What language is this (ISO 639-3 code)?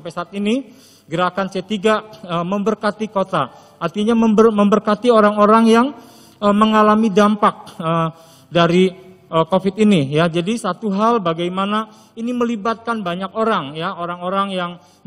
ind